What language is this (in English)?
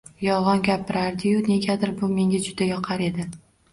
Uzbek